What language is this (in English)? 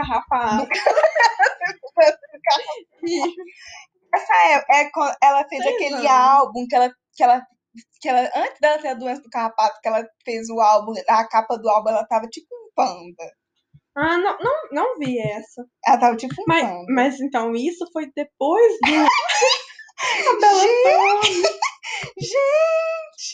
Portuguese